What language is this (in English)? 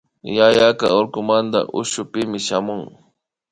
Imbabura Highland Quichua